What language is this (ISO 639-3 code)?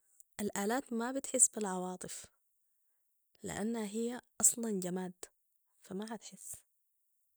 apd